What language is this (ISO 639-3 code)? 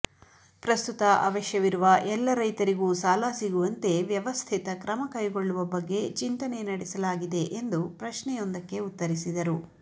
kan